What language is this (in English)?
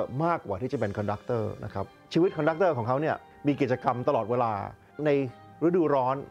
Thai